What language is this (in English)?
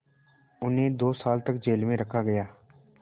Hindi